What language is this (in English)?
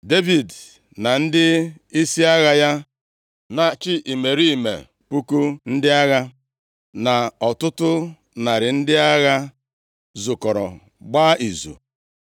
Igbo